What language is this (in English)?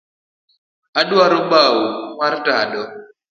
Luo (Kenya and Tanzania)